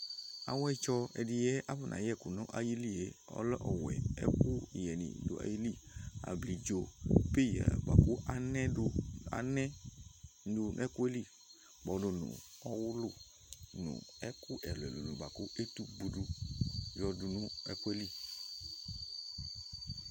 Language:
Ikposo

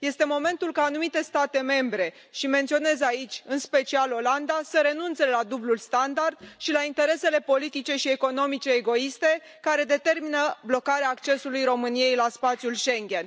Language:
Romanian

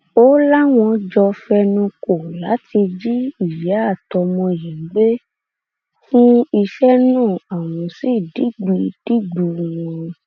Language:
Yoruba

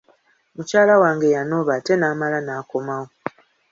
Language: Ganda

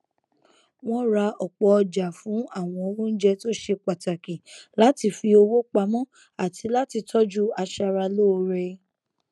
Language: Yoruba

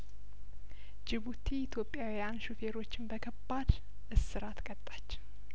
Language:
Amharic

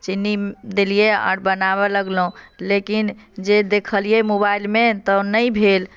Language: Maithili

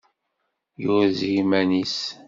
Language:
Kabyle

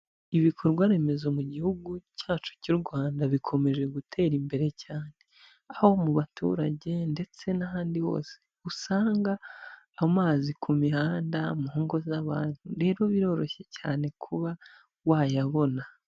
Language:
Kinyarwanda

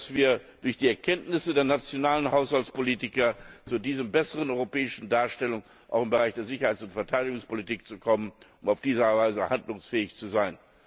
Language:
German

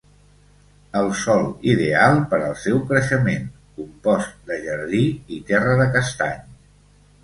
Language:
Catalan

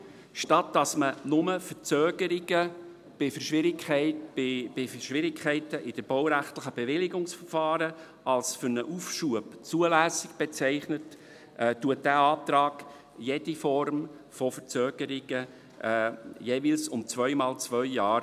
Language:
Swiss German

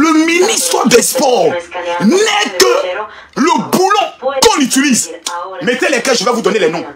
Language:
French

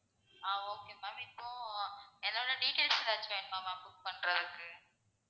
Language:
Tamil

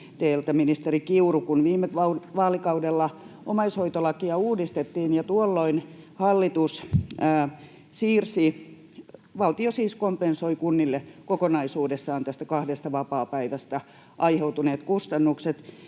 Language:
Finnish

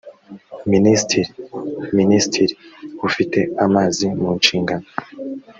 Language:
Kinyarwanda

